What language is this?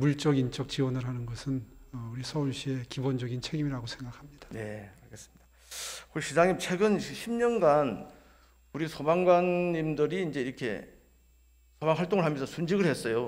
Korean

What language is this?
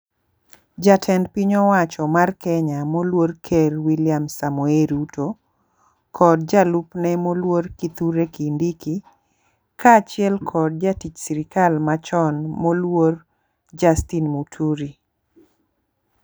Luo (Kenya and Tanzania)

